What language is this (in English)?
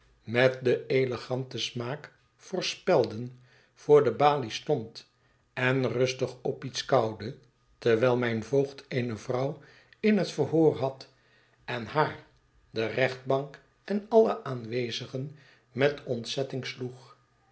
Dutch